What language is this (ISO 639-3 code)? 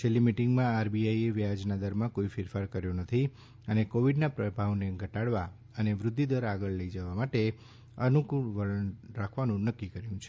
guj